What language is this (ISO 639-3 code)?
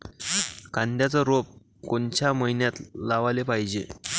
mar